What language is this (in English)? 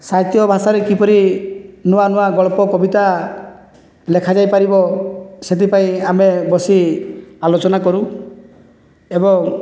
Odia